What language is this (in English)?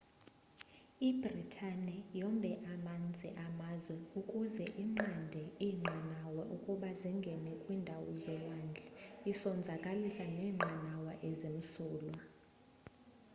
Xhosa